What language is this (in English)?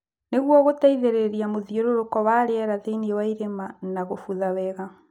Kikuyu